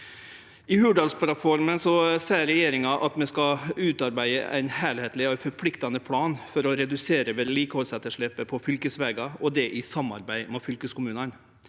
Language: Norwegian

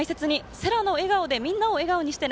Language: Japanese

